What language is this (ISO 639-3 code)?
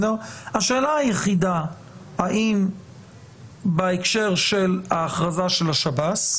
heb